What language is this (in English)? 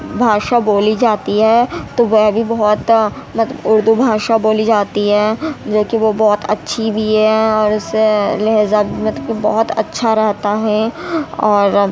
Urdu